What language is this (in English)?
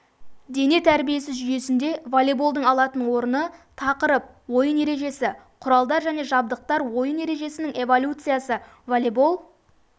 Kazakh